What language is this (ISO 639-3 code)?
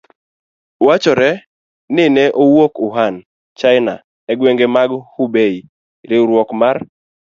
luo